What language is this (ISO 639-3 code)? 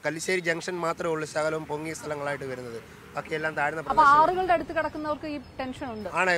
ara